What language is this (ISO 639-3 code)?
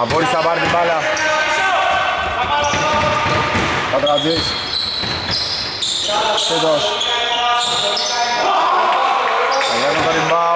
ell